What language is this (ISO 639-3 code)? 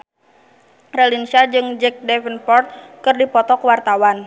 sun